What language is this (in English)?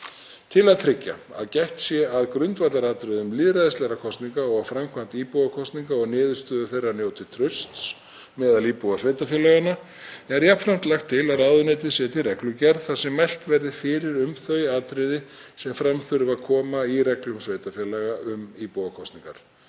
Icelandic